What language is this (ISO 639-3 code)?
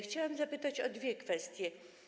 pol